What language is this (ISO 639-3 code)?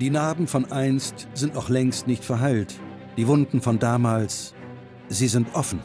deu